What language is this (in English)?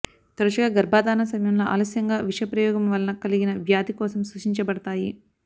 Telugu